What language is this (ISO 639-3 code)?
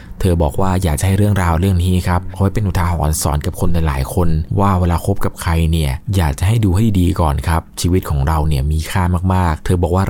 tha